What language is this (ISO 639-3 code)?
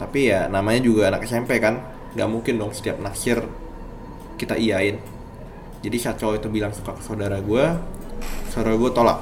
ind